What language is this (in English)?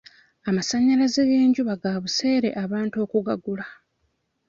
Ganda